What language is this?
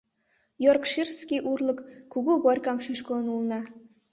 Mari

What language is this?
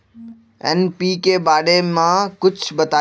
Magahi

